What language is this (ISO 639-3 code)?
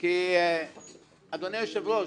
heb